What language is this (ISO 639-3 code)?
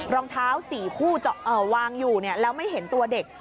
tha